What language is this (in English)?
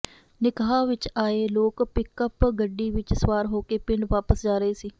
Punjabi